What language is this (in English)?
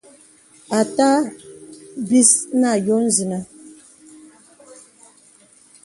Bebele